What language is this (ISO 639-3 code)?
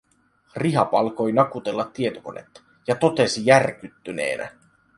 fin